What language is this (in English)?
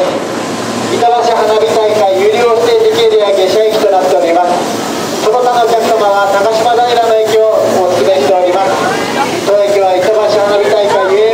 Japanese